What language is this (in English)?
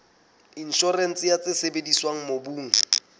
Southern Sotho